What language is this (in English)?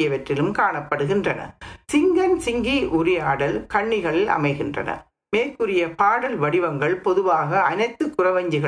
Tamil